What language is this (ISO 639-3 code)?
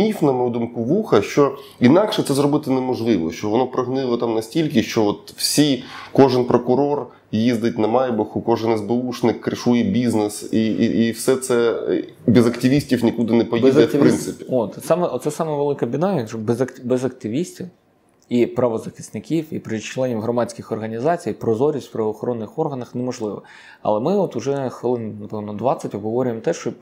ukr